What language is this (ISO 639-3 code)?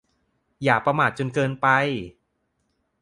tha